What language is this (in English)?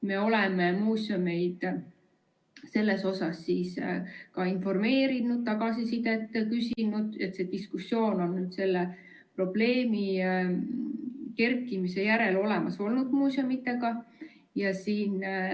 Estonian